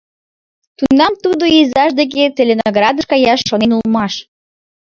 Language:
Mari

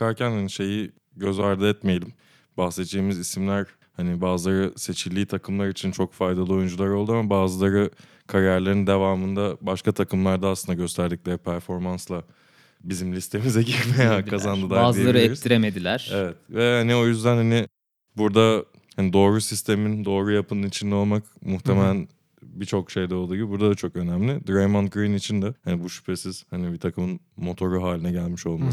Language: Turkish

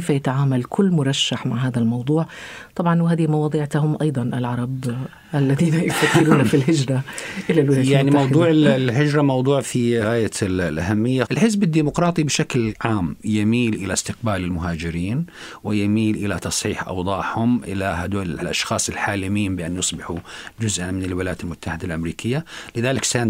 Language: Arabic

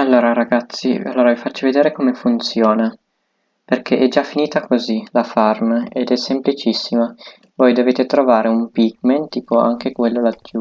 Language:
Italian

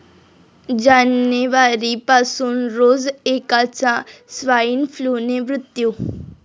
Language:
Marathi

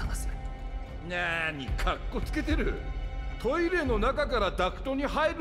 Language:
Japanese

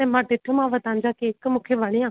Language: Sindhi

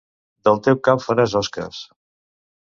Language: Catalan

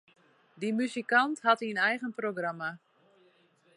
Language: Western Frisian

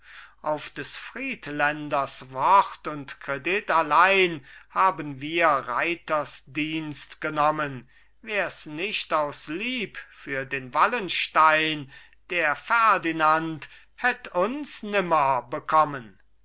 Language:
German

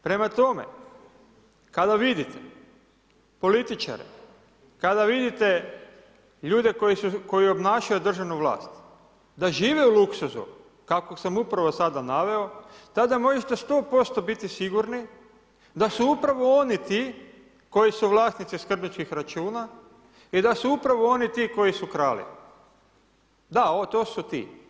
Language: Croatian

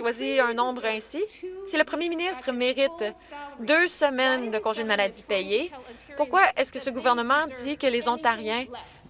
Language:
French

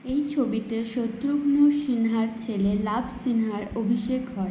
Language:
Bangla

